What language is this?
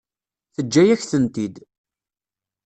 Kabyle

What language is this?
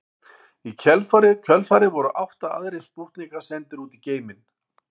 Icelandic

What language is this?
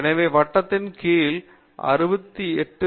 Tamil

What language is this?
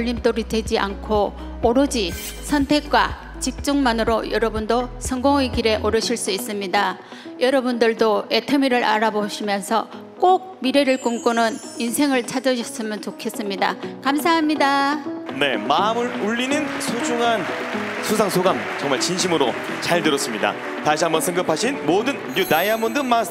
Korean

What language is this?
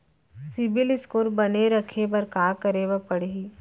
Chhattisgarhi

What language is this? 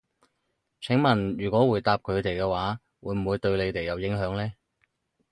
Cantonese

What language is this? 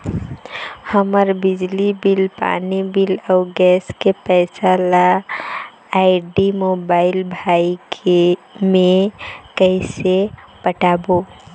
Chhattisgarhi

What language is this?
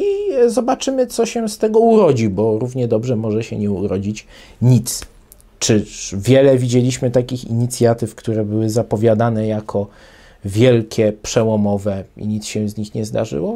Polish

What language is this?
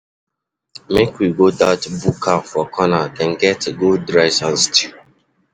Nigerian Pidgin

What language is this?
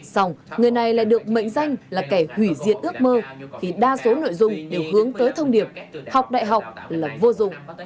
Vietnamese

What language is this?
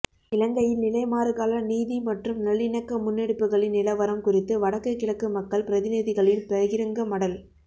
Tamil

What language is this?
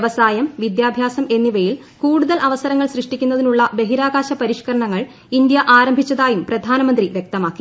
Malayalam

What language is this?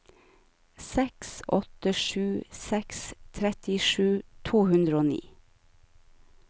Norwegian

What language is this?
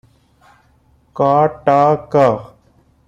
Odia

